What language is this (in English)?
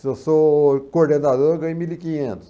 Portuguese